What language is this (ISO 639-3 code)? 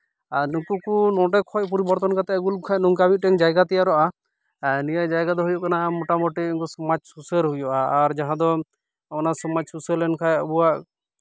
sat